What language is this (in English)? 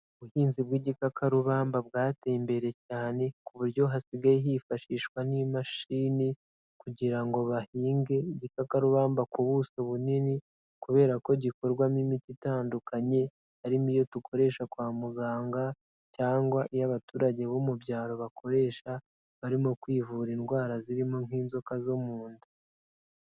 Kinyarwanda